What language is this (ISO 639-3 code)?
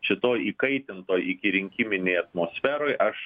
lit